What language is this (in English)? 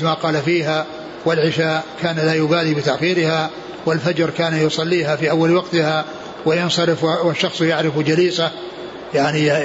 Arabic